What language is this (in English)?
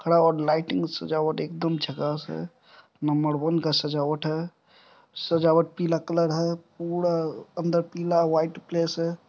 Hindi